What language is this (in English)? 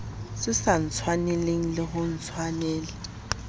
Southern Sotho